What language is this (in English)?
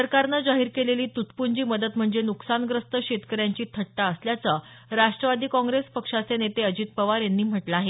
Marathi